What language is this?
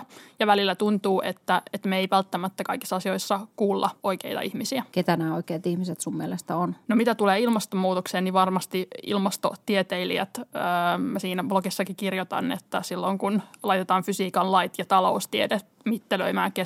Finnish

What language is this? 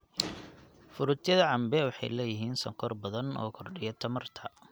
Somali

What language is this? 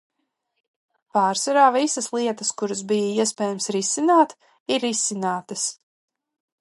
Latvian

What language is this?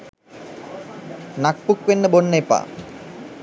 Sinhala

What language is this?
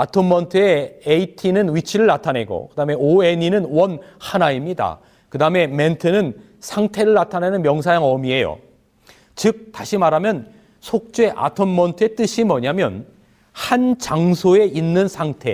Korean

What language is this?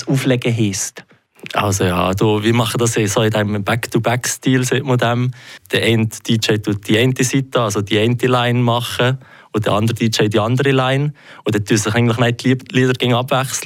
German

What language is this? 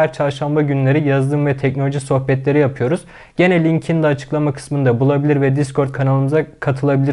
Turkish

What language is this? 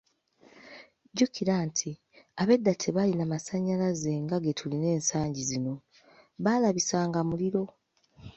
Ganda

